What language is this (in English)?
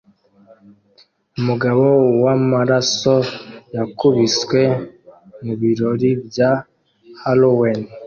Kinyarwanda